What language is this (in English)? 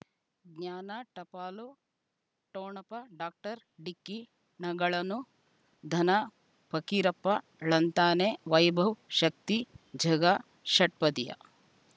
Kannada